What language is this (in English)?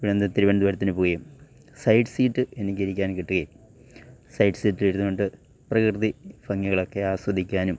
Malayalam